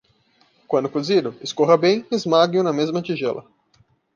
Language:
Portuguese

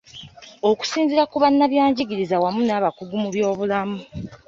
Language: Ganda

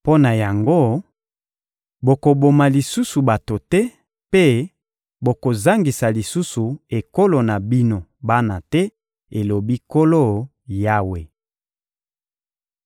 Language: Lingala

